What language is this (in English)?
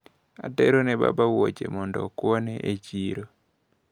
Luo (Kenya and Tanzania)